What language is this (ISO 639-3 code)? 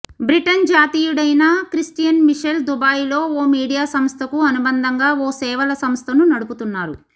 tel